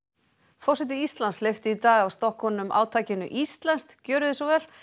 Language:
Icelandic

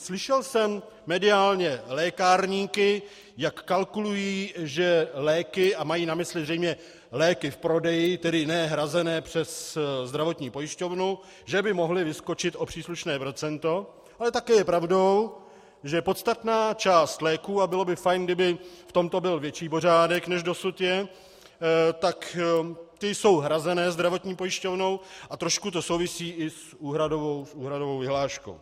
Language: Czech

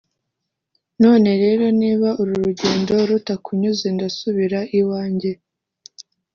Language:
Kinyarwanda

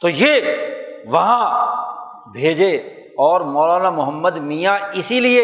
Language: Urdu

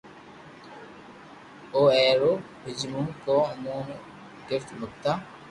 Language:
Loarki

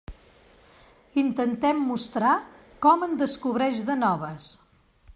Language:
Catalan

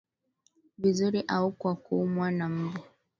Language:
Swahili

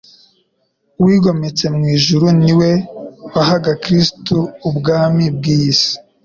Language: Kinyarwanda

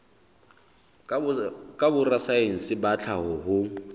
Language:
Southern Sotho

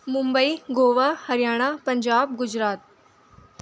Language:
Urdu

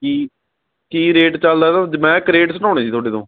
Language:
Punjabi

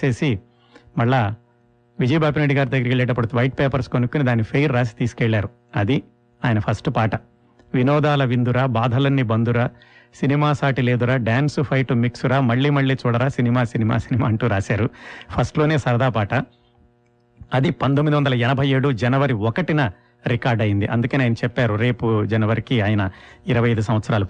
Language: Telugu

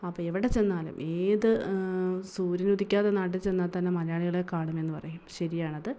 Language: Malayalam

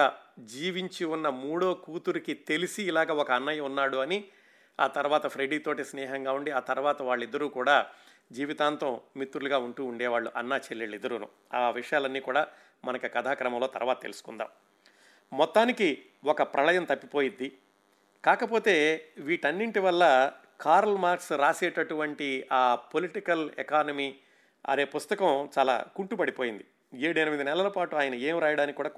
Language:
Telugu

